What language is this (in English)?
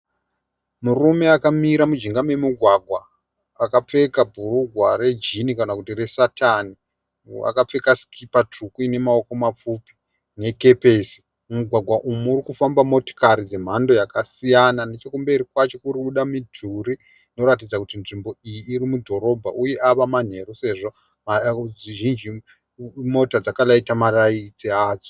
Shona